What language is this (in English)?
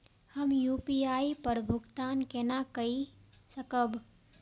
Maithili